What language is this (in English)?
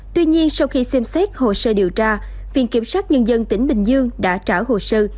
Vietnamese